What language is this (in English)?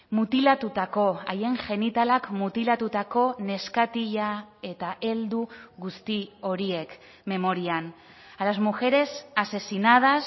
Basque